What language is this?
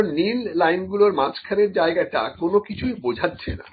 Bangla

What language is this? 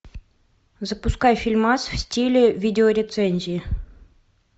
Russian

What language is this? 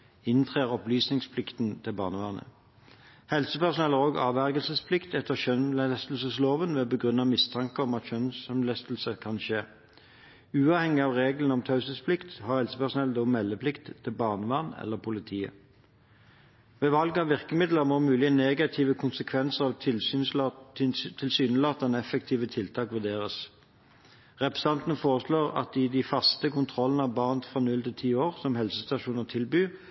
Norwegian Bokmål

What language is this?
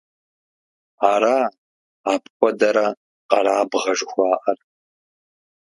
Kabardian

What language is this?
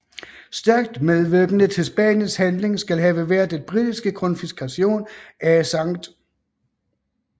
Danish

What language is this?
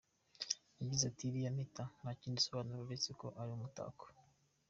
Kinyarwanda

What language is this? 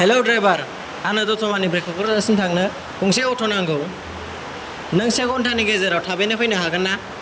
Bodo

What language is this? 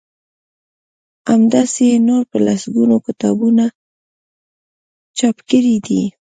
Pashto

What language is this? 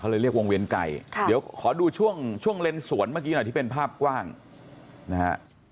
Thai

